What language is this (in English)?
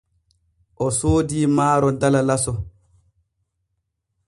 Borgu Fulfulde